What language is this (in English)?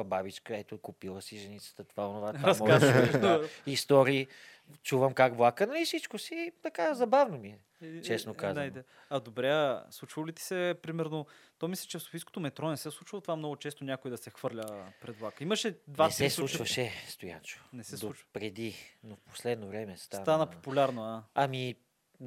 Bulgarian